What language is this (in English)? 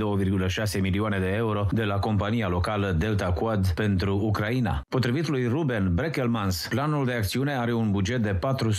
Romanian